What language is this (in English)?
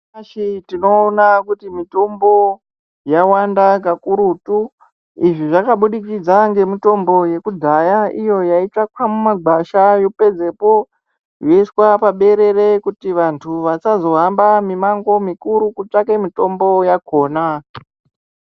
Ndau